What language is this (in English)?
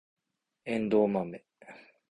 Japanese